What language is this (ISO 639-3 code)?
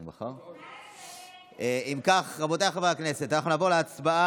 heb